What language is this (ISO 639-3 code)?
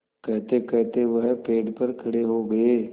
hin